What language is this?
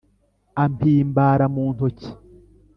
Kinyarwanda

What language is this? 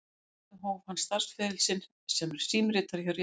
Icelandic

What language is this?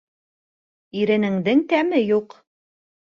Bashkir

